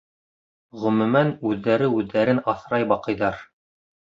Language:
Bashkir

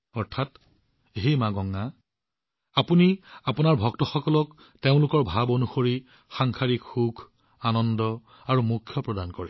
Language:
Assamese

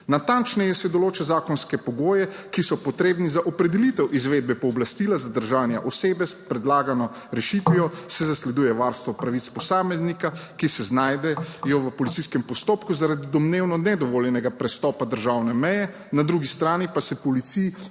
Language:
Slovenian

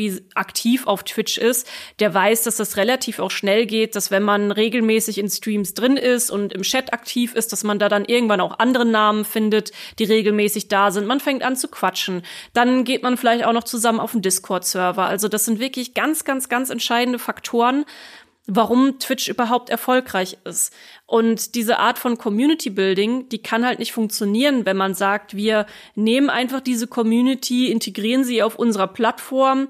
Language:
German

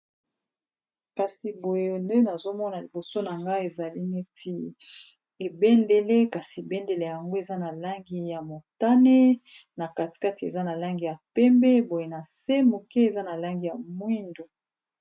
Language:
Lingala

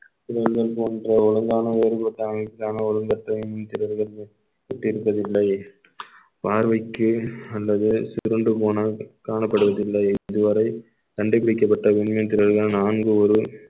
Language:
Tamil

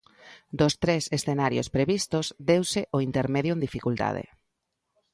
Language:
Galician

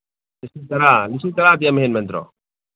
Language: Manipuri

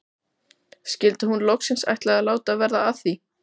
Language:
Icelandic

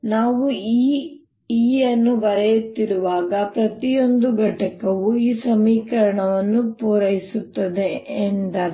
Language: Kannada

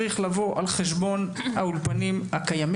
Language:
Hebrew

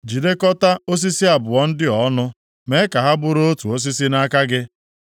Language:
Igbo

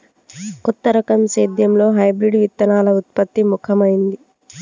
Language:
Telugu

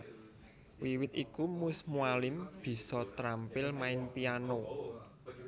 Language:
Javanese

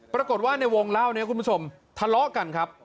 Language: Thai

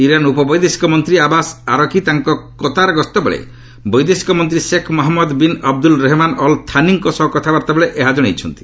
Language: Odia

